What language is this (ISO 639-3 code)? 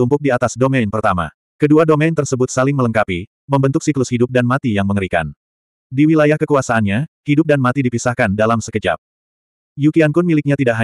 ind